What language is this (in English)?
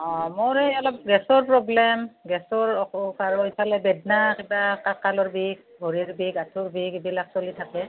Assamese